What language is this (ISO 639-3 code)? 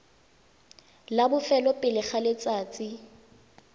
tsn